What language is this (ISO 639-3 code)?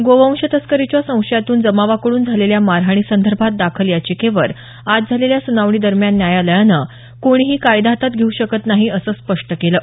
mar